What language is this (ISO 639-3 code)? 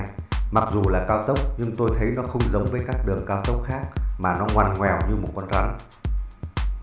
vie